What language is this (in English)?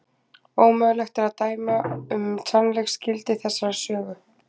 Icelandic